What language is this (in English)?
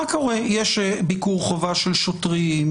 Hebrew